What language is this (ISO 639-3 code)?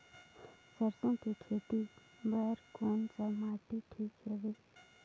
hne